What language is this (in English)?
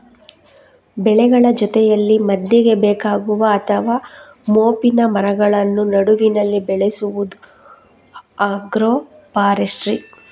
Kannada